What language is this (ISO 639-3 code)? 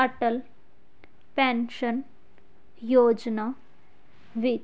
pan